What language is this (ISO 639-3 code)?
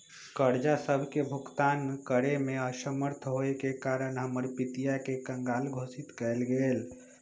mag